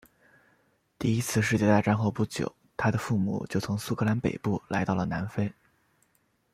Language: Chinese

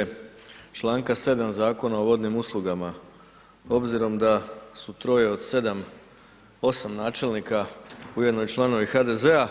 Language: Croatian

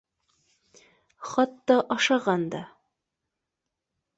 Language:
Bashkir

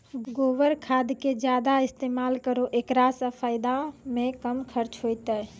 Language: Maithili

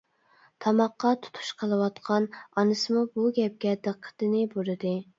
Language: Uyghur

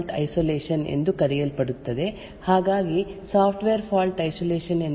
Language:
Kannada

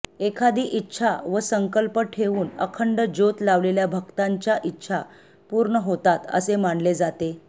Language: Marathi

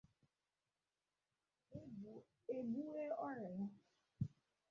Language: Igbo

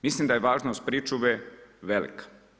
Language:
Croatian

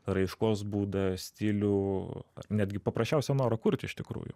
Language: Lithuanian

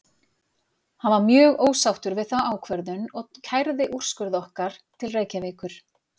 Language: Icelandic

